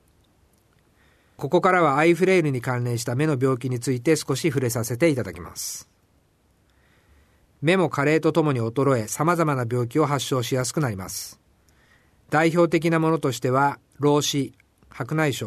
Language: Japanese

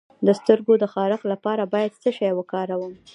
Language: Pashto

